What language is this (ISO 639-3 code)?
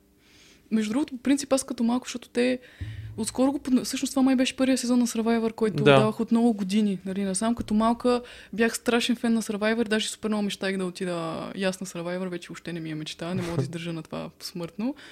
bul